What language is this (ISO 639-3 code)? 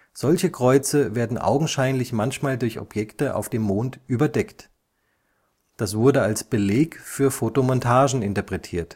deu